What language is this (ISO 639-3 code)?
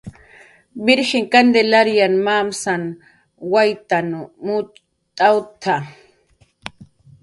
jqr